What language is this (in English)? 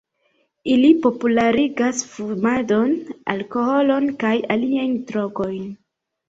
Esperanto